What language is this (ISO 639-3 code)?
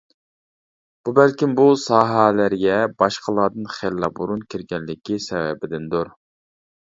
uig